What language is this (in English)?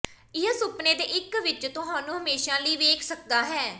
Punjabi